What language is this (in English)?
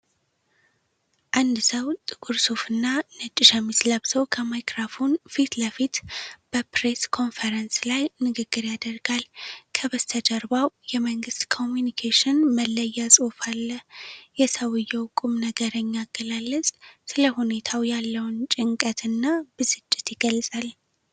Amharic